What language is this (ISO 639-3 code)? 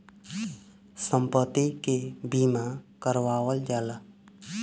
bho